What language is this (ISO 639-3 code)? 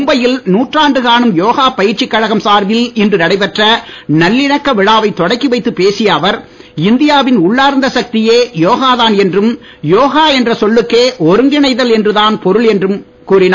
tam